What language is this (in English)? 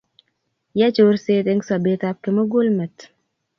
Kalenjin